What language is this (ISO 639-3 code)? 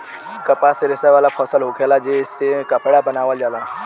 bho